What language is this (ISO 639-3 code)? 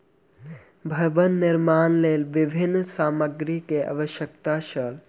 mai